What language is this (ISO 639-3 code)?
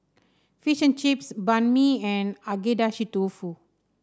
eng